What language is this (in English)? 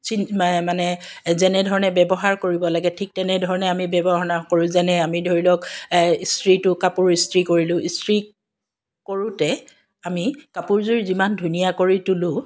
Assamese